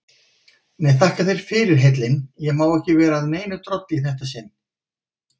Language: Icelandic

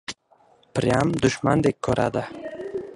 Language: Uzbek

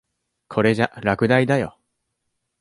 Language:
Japanese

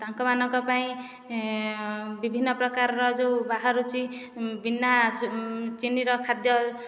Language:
Odia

